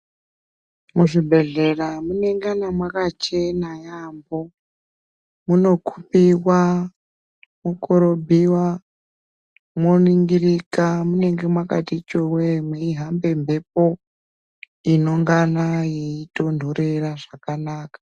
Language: Ndau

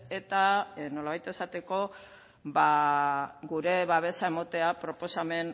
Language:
Basque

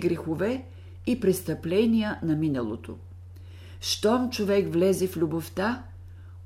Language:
Bulgarian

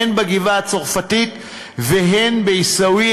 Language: Hebrew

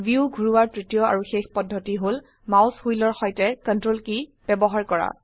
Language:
Assamese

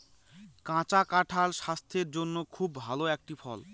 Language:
Bangla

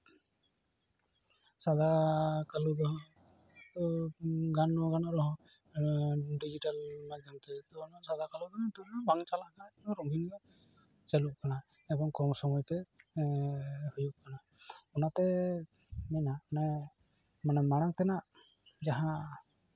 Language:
Santali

